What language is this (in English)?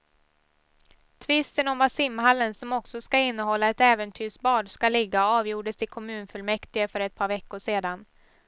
Swedish